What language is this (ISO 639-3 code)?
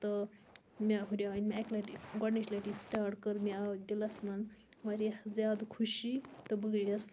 kas